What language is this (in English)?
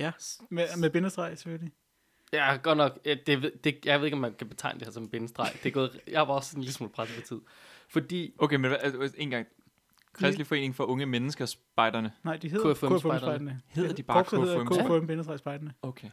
Danish